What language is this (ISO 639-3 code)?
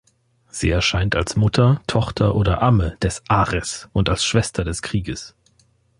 deu